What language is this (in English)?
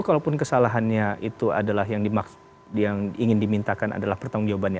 Indonesian